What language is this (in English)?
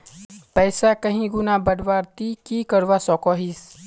Magahi